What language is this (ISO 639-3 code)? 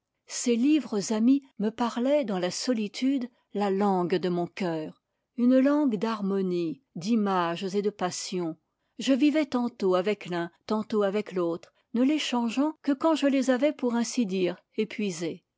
fra